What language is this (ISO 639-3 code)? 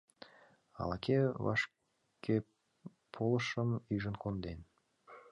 chm